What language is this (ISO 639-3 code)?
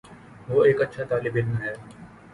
urd